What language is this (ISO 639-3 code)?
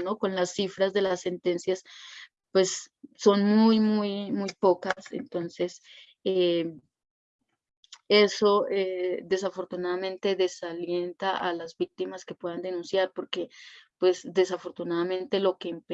spa